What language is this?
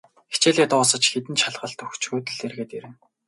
Mongolian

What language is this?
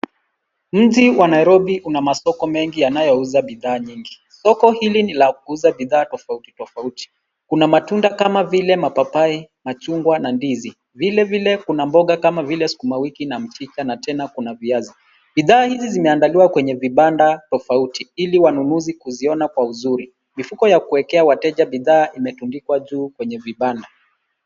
Swahili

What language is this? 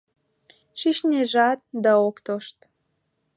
Mari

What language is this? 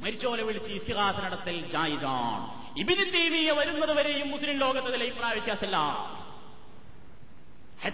Malayalam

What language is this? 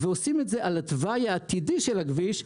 Hebrew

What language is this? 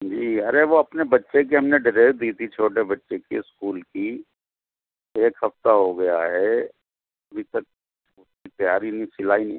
Urdu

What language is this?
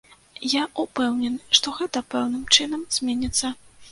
Belarusian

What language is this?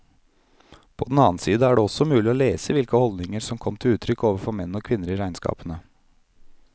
Norwegian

